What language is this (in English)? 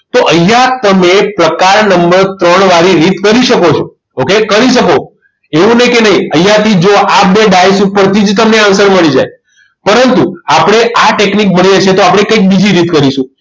Gujarati